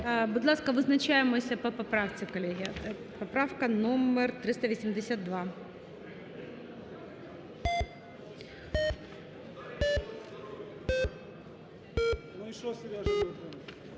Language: Ukrainian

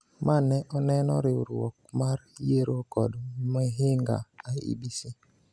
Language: Luo (Kenya and Tanzania)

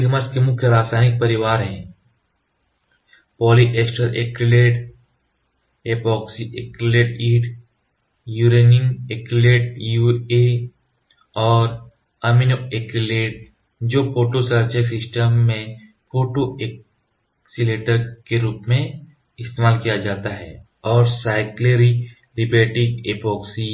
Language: Hindi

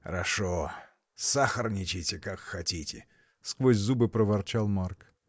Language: Russian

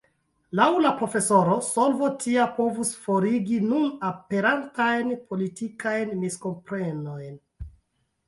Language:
Esperanto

